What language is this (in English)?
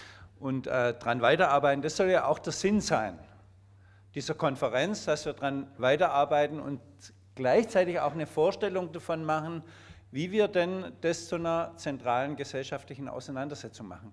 German